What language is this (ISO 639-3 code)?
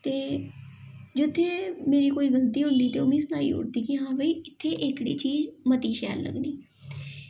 doi